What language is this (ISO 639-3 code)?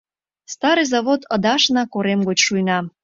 chm